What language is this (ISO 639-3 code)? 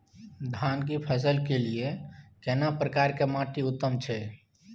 mai